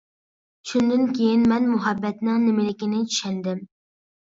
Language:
Uyghur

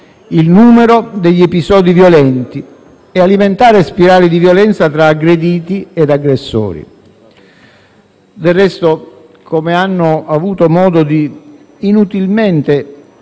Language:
Italian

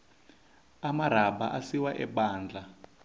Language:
Tsonga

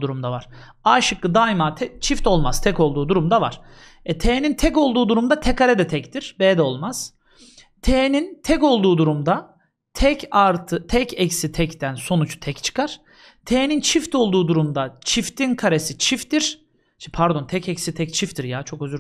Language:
Turkish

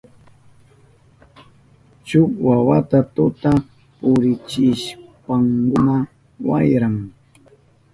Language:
Southern Pastaza Quechua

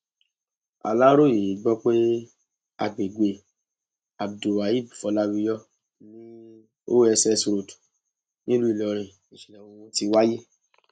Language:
Yoruba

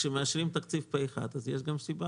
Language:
Hebrew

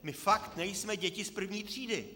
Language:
Czech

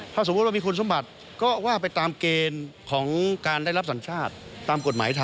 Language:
Thai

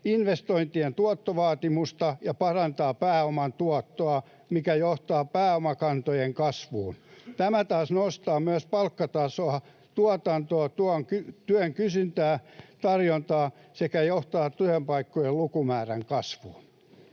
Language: Finnish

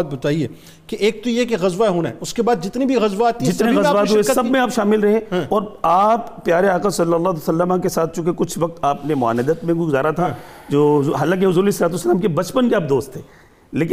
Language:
Urdu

